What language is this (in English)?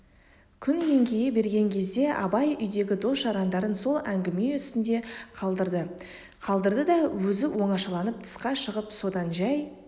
Kazakh